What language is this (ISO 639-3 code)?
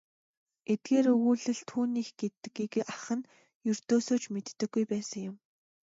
mon